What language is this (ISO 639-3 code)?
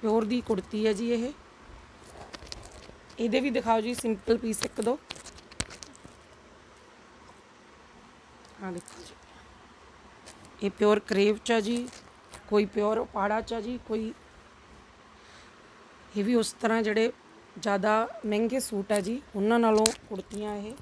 hin